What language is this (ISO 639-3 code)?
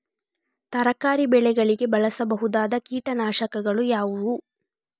kan